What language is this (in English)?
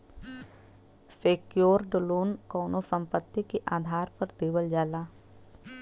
Bhojpuri